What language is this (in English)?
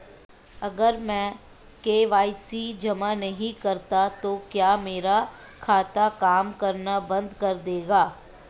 Hindi